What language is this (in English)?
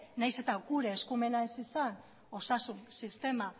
Basque